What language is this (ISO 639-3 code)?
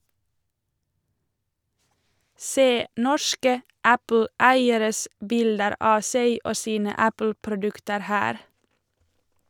nor